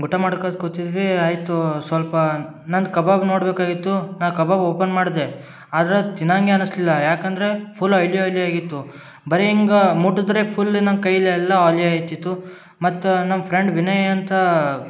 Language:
Kannada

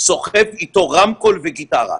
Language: Hebrew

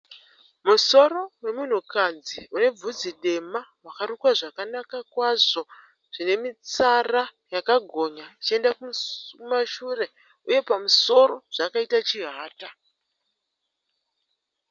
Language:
Shona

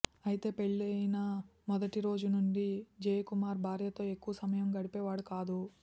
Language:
Telugu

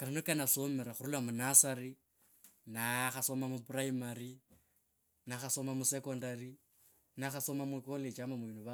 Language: Kabras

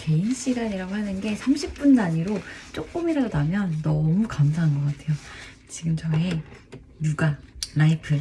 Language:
Korean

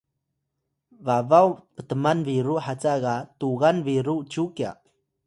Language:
Atayal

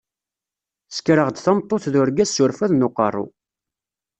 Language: Kabyle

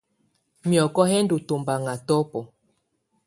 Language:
Tunen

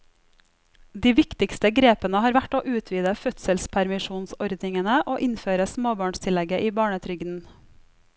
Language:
Norwegian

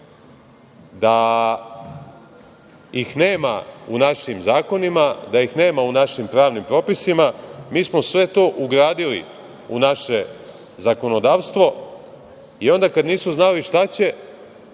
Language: Serbian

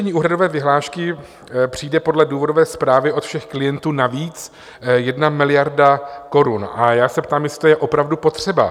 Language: Czech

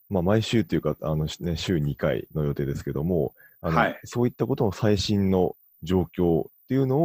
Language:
Japanese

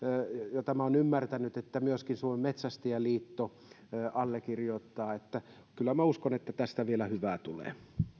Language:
Finnish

